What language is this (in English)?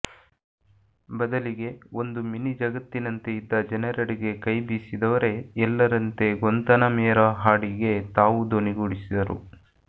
Kannada